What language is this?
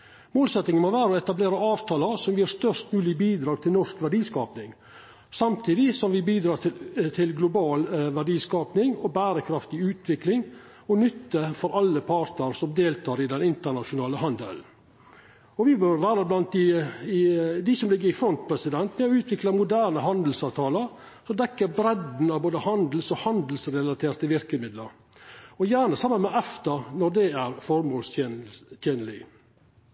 Norwegian Nynorsk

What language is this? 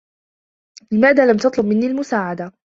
Arabic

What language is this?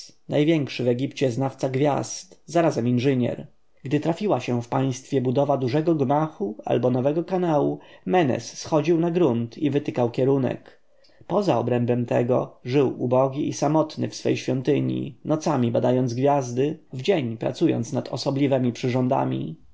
Polish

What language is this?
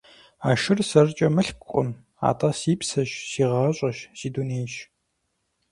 Kabardian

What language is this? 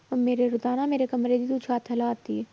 Punjabi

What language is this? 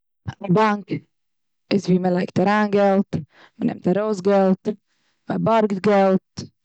Yiddish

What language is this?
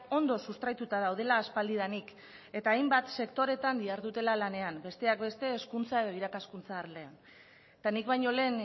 Basque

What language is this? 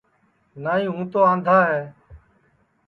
Sansi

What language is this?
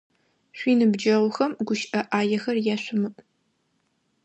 Adyghe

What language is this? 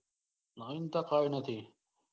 Gujarati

